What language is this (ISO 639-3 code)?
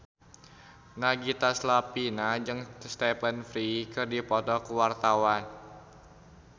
sun